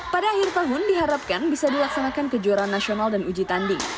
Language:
Indonesian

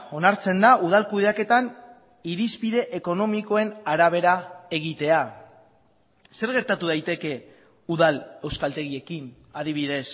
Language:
Basque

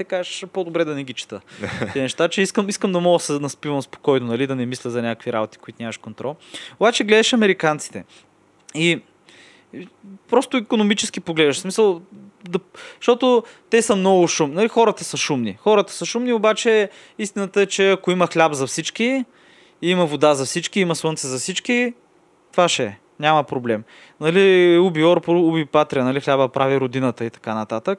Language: Bulgarian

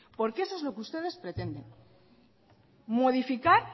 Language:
Spanish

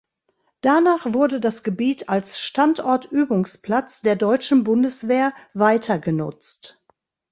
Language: German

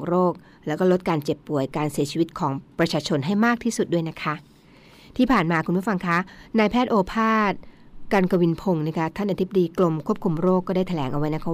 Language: Thai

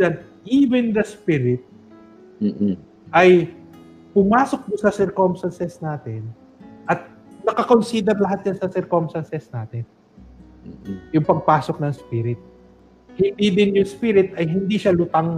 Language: Filipino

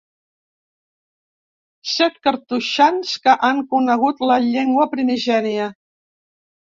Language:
Catalan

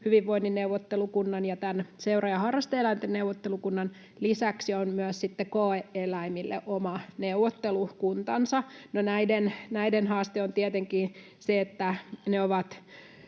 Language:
Finnish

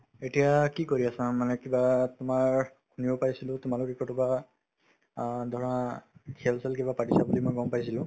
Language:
Assamese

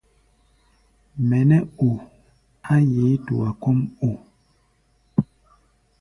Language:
Gbaya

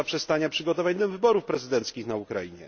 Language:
Polish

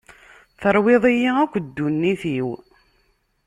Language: Kabyle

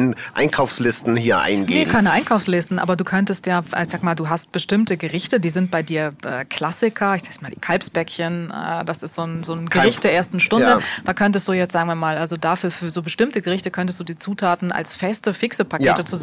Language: German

